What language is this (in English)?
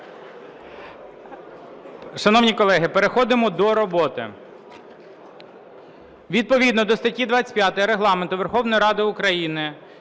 Ukrainian